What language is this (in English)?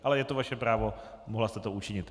Czech